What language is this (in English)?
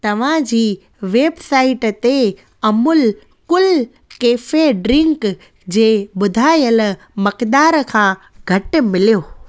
Sindhi